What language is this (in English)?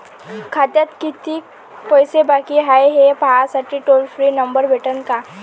Marathi